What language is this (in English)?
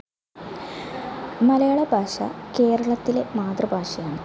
Malayalam